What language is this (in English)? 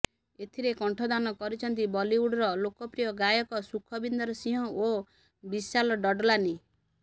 Odia